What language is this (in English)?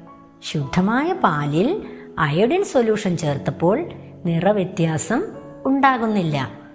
Malayalam